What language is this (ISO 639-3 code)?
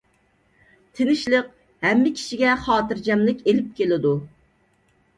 uig